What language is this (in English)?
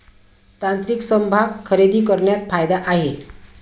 Marathi